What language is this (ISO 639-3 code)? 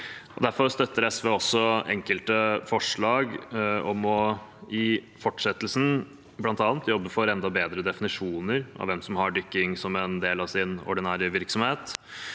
nor